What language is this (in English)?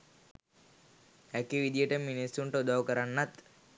Sinhala